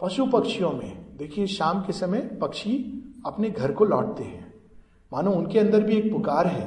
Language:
Hindi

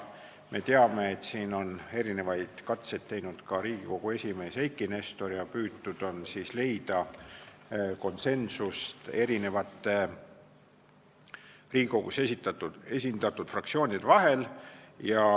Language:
Estonian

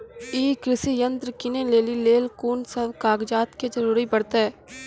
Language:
Maithili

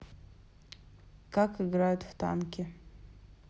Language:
Russian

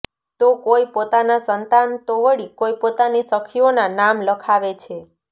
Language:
Gujarati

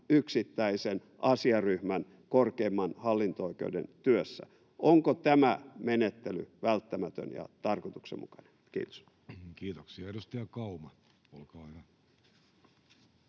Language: Finnish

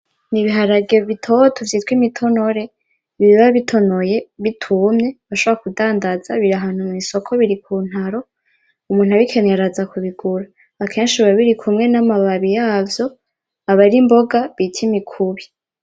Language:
Rundi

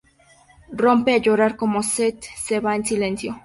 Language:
Spanish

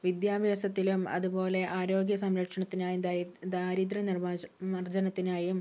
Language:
Malayalam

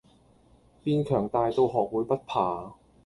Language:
Cantonese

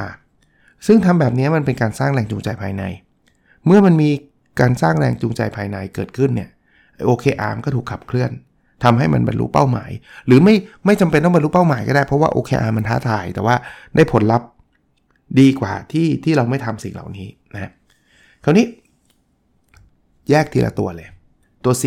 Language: Thai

